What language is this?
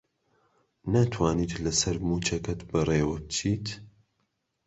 Central Kurdish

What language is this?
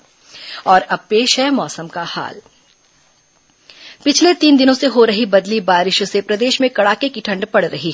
Hindi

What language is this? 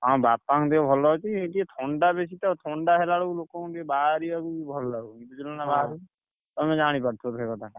Odia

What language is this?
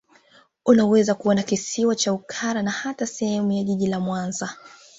Swahili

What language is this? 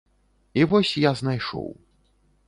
Belarusian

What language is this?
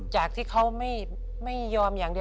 Thai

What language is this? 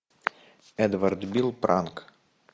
Russian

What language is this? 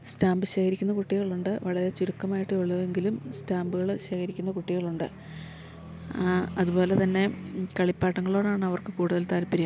Malayalam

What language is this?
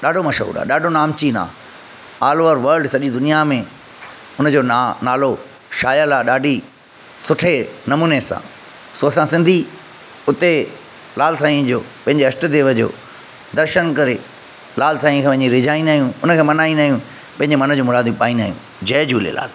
Sindhi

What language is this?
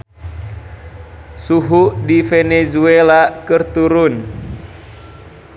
Sundanese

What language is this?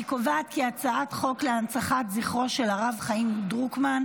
Hebrew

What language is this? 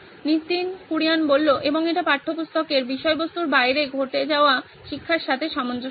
Bangla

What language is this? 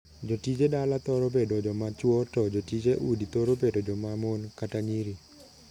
Luo (Kenya and Tanzania)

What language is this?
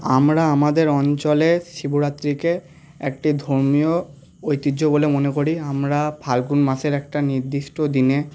Bangla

